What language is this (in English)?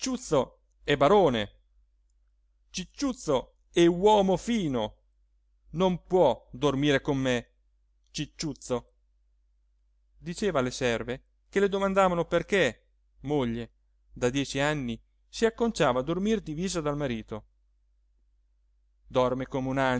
Italian